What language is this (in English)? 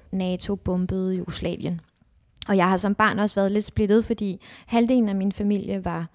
Danish